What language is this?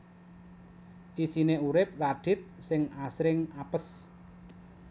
Javanese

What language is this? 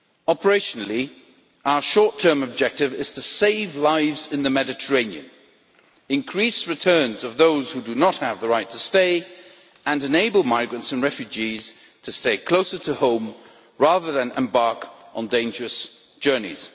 English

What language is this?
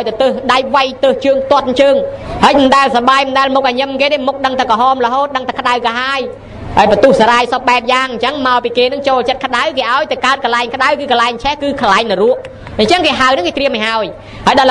Thai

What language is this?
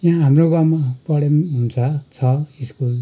Nepali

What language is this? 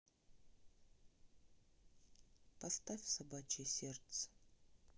Russian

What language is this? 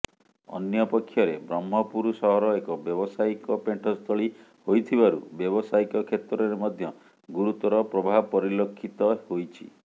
Odia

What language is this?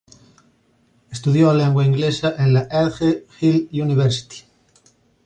Spanish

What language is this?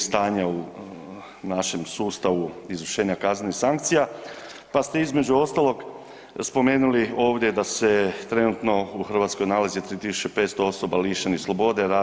Croatian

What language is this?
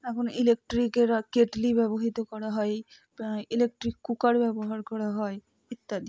Bangla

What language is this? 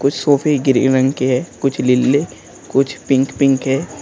Hindi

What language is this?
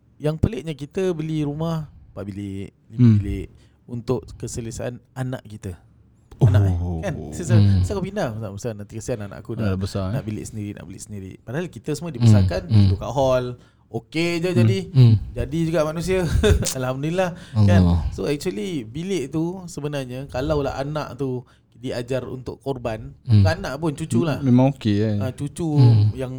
Malay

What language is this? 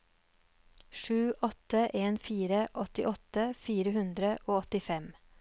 Norwegian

